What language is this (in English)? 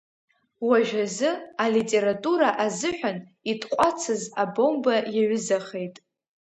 Abkhazian